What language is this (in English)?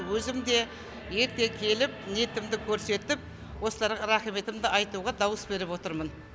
Kazakh